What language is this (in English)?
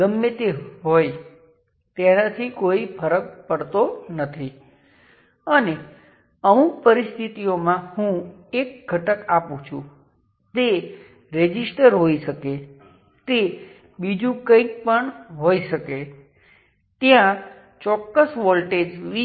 Gujarati